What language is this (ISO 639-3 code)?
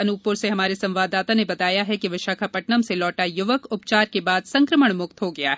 hin